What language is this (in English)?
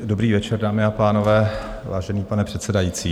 Czech